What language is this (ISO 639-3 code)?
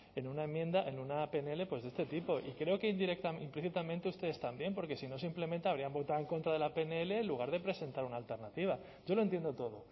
spa